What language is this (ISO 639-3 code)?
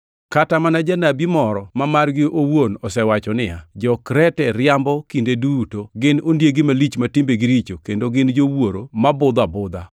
luo